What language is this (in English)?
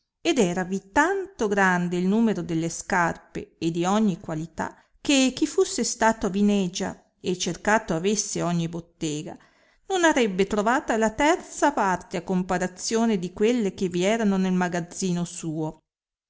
Italian